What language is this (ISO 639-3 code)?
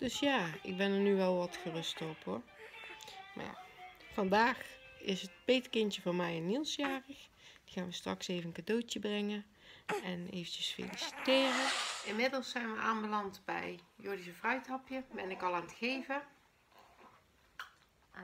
nld